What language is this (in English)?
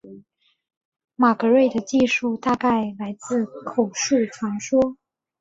Chinese